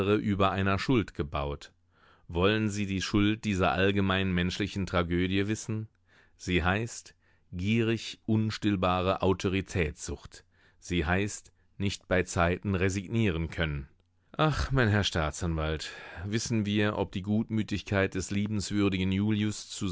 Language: German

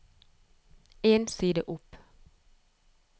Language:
Norwegian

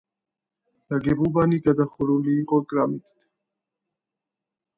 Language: Georgian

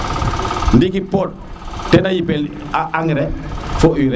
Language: Serer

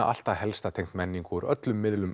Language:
Icelandic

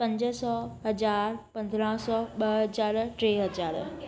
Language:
Sindhi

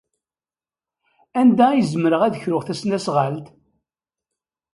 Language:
Kabyle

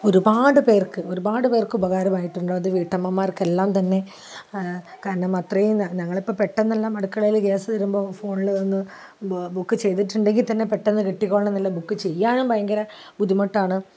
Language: Malayalam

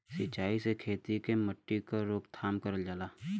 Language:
Bhojpuri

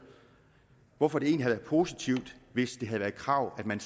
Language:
Danish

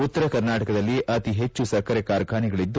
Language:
Kannada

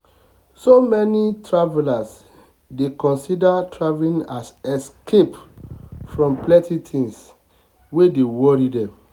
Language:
Nigerian Pidgin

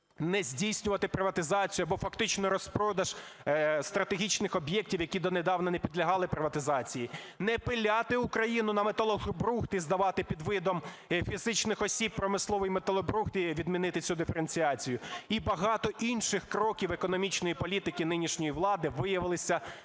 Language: Ukrainian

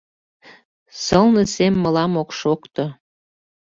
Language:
Mari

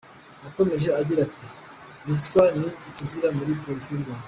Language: Kinyarwanda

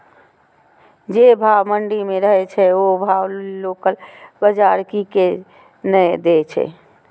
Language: Maithili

